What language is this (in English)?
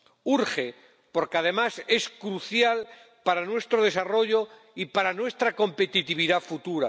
Spanish